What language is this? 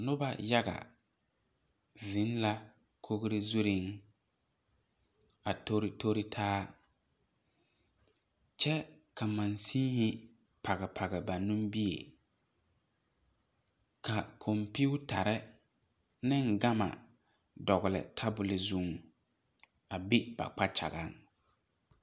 Southern Dagaare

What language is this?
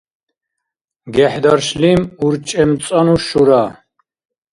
Dargwa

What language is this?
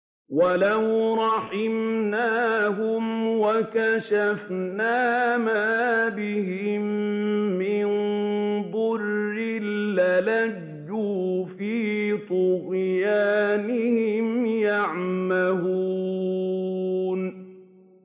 Arabic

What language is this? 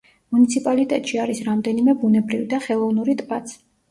Georgian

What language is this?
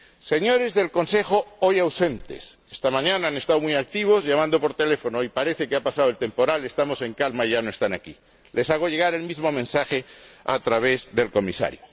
Spanish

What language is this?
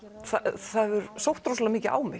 Icelandic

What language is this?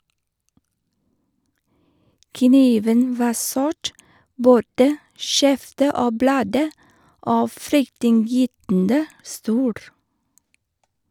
Norwegian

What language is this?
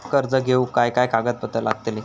Marathi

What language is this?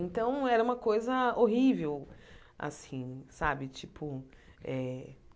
Portuguese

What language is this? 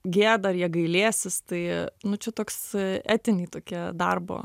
Lithuanian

